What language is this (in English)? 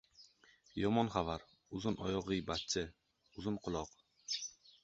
Uzbek